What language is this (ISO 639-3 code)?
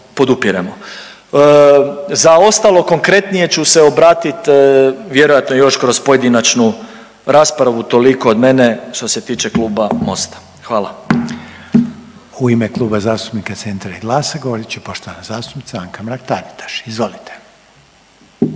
hrv